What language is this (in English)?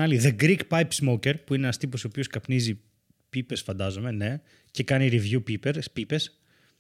Greek